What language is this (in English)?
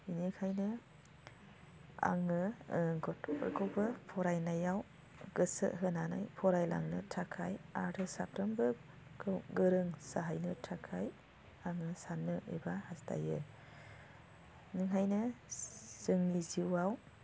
Bodo